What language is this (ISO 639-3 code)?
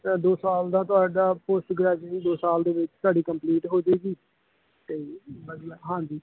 pan